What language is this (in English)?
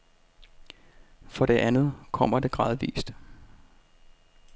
Danish